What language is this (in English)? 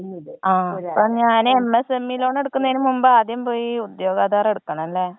Malayalam